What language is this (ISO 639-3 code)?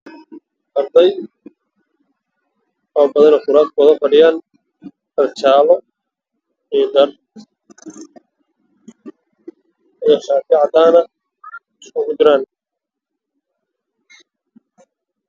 som